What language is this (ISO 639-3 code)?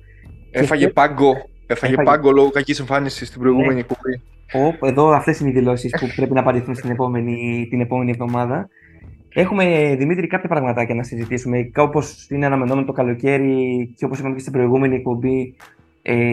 ell